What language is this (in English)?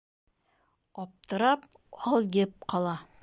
Bashkir